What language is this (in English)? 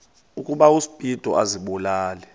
Xhosa